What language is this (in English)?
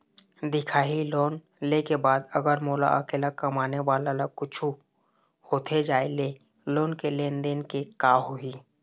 Chhattisgarhi